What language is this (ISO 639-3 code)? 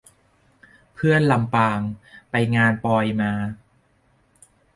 tha